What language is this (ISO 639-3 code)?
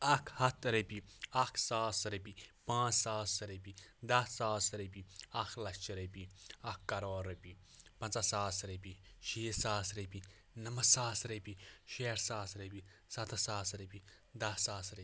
kas